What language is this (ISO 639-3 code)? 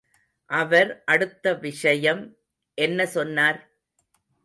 tam